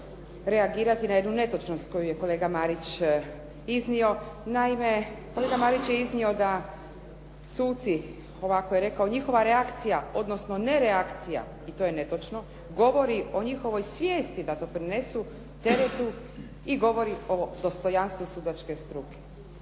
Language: Croatian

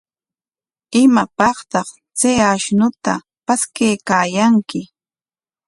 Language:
Corongo Ancash Quechua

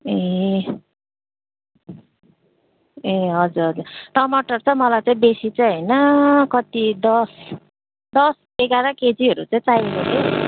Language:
Nepali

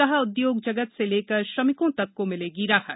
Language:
Hindi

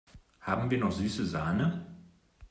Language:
German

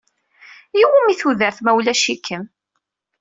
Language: Kabyle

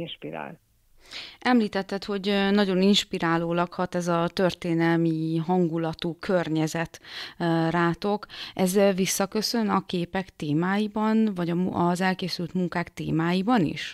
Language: Hungarian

